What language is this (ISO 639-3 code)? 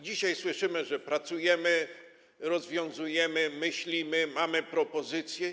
pol